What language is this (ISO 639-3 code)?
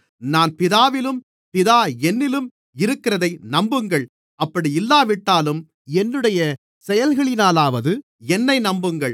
tam